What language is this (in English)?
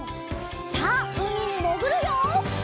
Japanese